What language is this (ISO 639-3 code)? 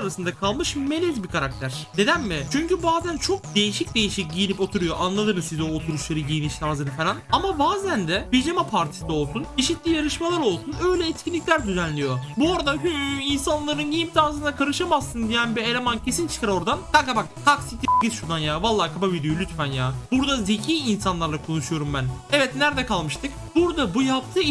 tur